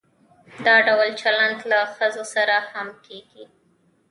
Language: Pashto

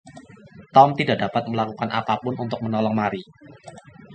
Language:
Indonesian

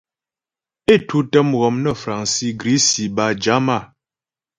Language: Ghomala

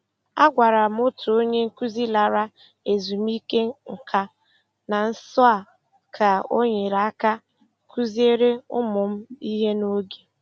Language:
Igbo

